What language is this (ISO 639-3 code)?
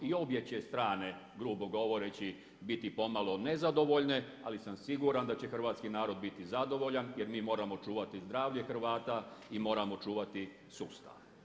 hrv